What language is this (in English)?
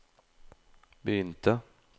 Norwegian